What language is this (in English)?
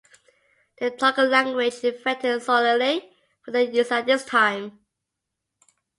English